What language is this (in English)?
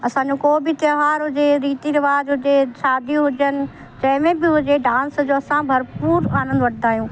Sindhi